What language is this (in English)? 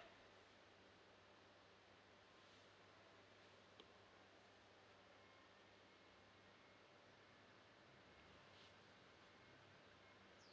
English